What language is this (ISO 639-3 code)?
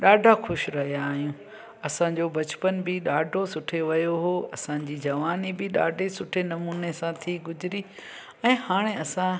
snd